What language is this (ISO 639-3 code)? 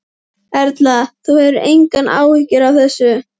isl